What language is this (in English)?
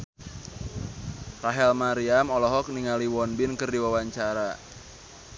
Sundanese